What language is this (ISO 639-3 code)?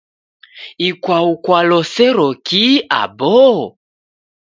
dav